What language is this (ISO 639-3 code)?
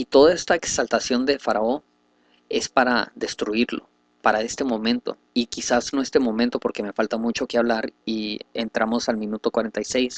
spa